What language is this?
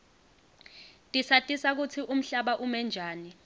Swati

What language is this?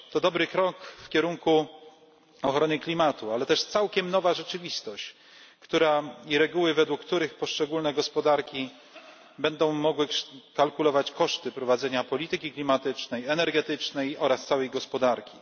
Polish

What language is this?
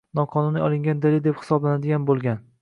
Uzbek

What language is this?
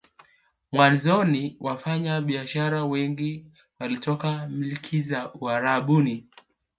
Swahili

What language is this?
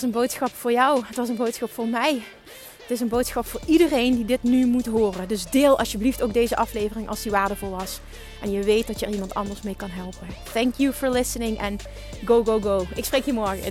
Dutch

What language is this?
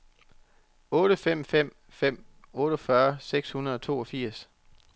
Danish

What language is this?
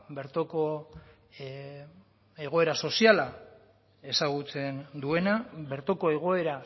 Basque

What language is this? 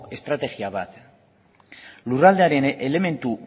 Basque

